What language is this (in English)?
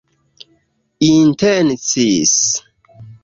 Esperanto